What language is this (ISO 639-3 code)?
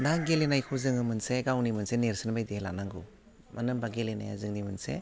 brx